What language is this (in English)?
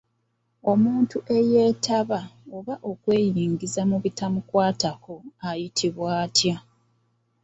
Ganda